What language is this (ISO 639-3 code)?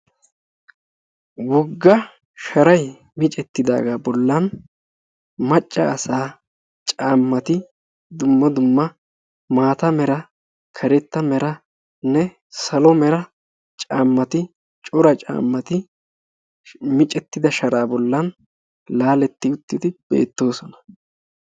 wal